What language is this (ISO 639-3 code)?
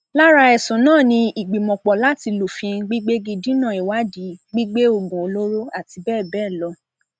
yor